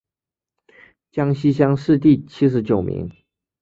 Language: Chinese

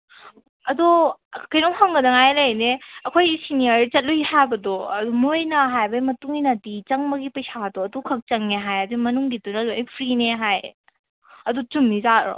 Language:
Manipuri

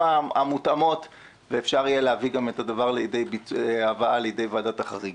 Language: Hebrew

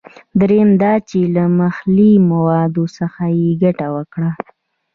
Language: Pashto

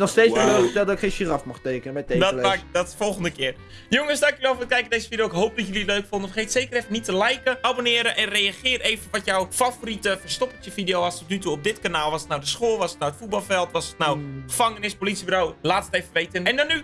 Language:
Dutch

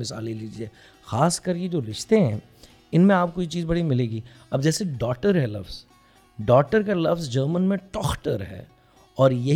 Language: Urdu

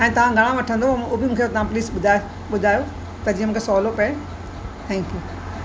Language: Sindhi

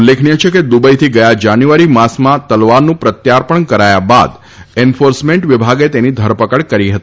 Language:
Gujarati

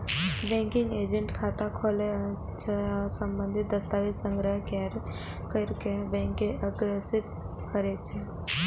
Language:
Maithili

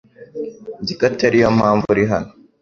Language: Kinyarwanda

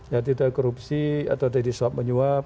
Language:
Indonesian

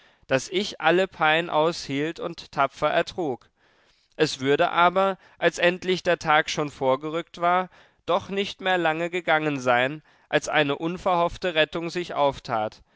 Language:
German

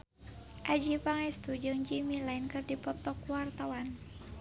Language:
Sundanese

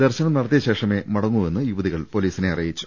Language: Malayalam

